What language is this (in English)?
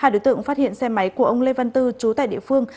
Vietnamese